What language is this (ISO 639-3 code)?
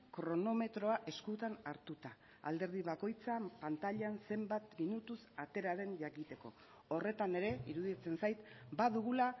eus